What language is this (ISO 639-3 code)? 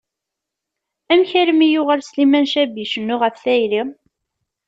kab